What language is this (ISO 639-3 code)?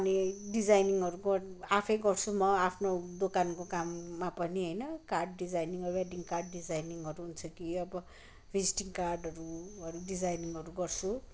nep